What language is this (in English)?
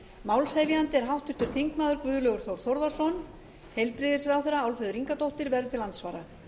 Icelandic